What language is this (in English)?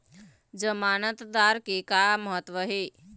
Chhattisgarhi